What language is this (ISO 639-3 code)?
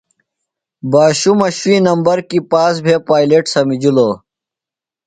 phl